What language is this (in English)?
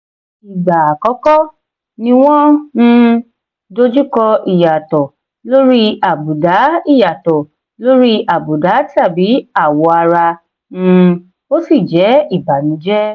Yoruba